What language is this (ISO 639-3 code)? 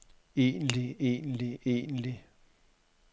dan